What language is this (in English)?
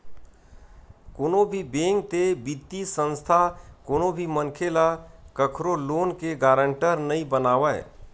Chhattisgarhi